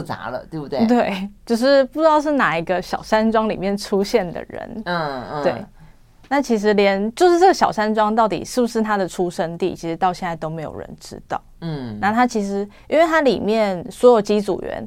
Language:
Chinese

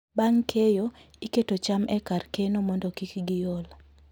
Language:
Luo (Kenya and Tanzania)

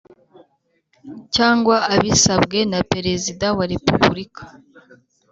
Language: Kinyarwanda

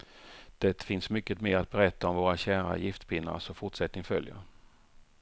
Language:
Swedish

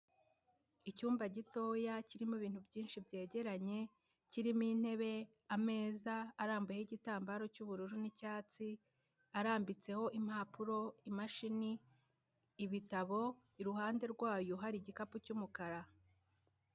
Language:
Kinyarwanda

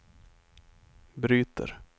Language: Swedish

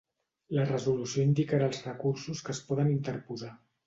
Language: Catalan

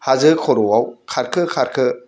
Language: Bodo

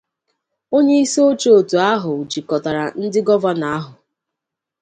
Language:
Igbo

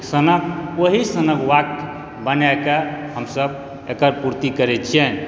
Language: Maithili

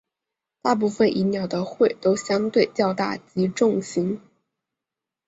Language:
Chinese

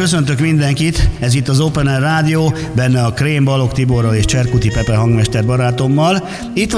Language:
Hungarian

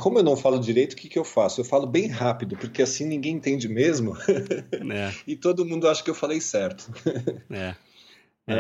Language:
Portuguese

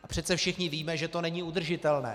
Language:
Czech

